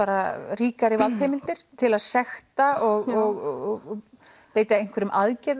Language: Icelandic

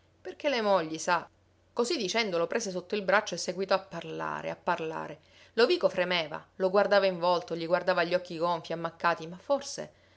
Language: Italian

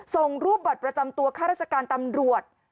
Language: Thai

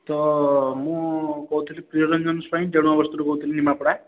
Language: Odia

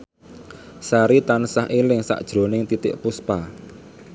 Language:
Javanese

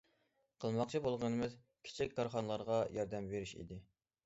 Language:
Uyghur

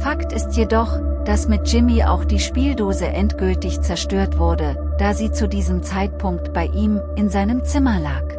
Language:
German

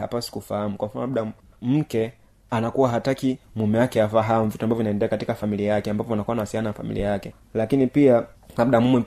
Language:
Swahili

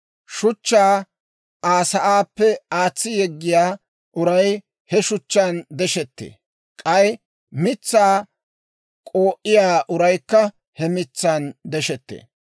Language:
Dawro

